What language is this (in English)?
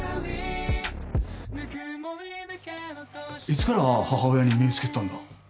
Japanese